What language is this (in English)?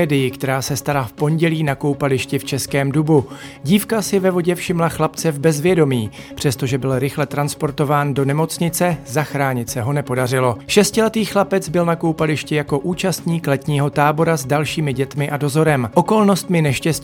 Czech